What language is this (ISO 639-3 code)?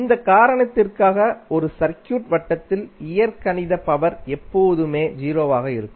tam